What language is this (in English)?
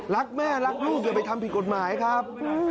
Thai